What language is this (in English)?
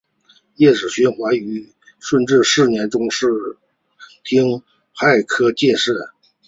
Chinese